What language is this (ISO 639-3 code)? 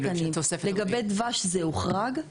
heb